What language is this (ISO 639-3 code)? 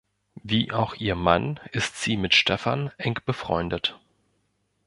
deu